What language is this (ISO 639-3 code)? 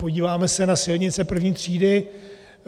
ces